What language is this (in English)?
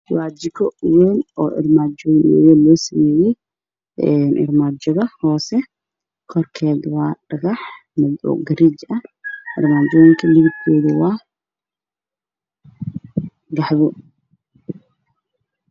Somali